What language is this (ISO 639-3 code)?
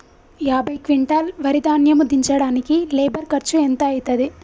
tel